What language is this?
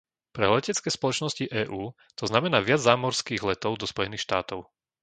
Slovak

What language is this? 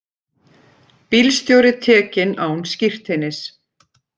Icelandic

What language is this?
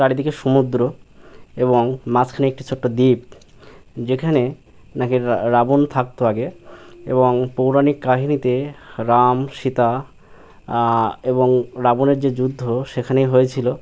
Bangla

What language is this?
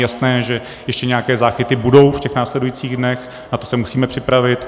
Czech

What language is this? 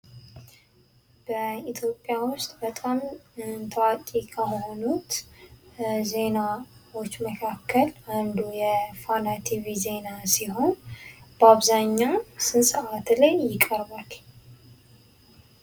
Amharic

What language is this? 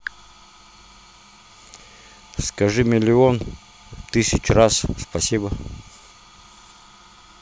Russian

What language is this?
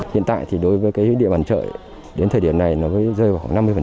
Vietnamese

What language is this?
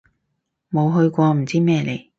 Cantonese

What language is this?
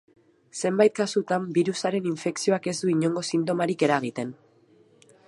Basque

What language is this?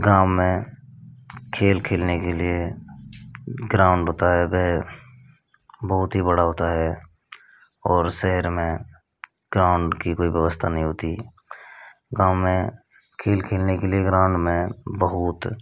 Hindi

